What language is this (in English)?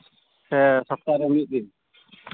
Santali